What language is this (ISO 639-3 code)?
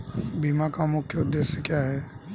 hin